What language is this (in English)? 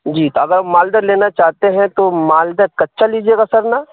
Urdu